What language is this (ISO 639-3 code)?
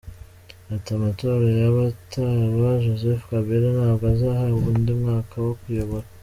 kin